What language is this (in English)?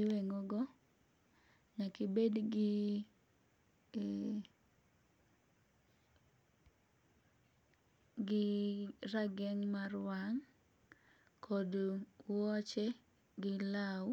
Luo (Kenya and Tanzania)